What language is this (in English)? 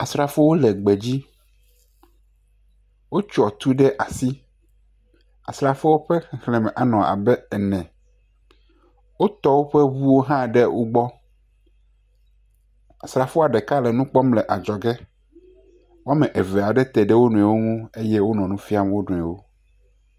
Ewe